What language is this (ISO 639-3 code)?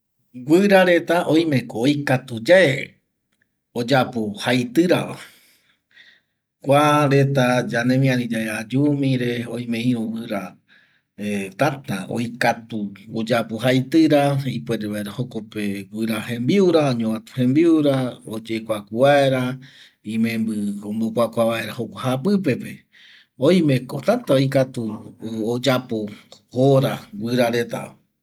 gui